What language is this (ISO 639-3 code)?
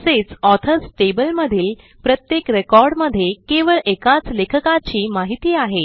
mar